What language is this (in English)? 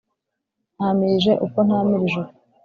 Kinyarwanda